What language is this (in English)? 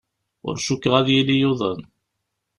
Kabyle